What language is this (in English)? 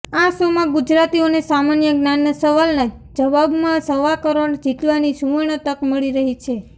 Gujarati